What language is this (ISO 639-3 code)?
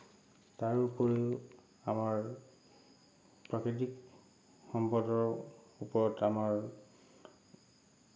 asm